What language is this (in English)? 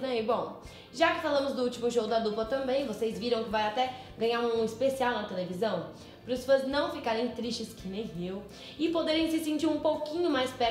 Portuguese